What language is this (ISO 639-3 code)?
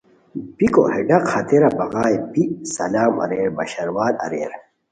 khw